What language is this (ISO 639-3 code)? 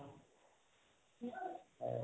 asm